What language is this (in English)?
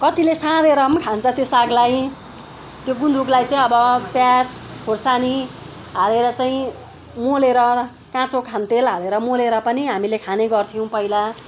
Nepali